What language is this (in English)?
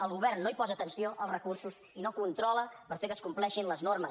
Catalan